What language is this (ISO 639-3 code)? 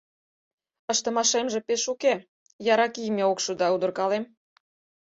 chm